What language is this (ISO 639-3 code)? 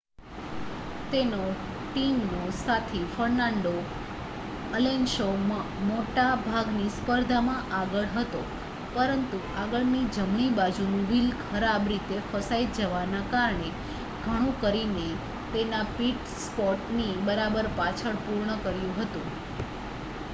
guj